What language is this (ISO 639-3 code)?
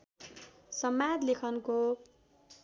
nep